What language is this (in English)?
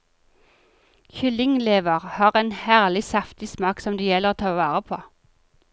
Norwegian